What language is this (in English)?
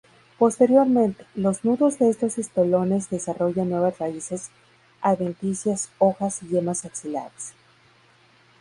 Spanish